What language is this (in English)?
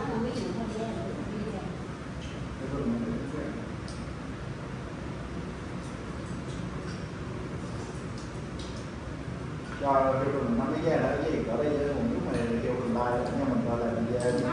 Vietnamese